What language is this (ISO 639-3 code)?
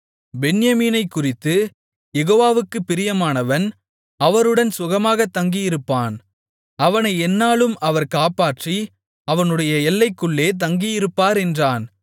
tam